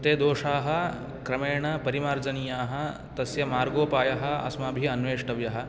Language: Sanskrit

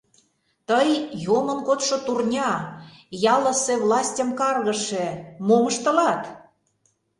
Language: Mari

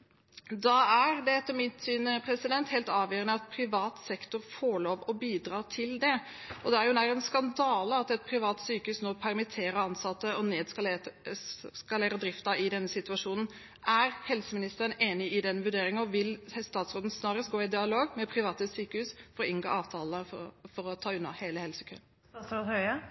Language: Norwegian Bokmål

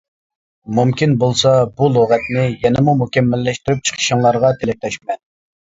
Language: Uyghur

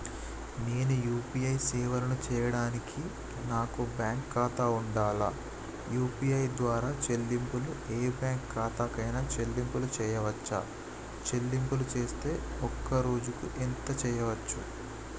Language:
Telugu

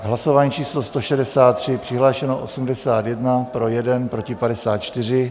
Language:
Czech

